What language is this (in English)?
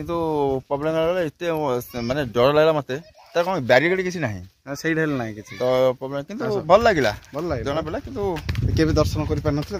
Indonesian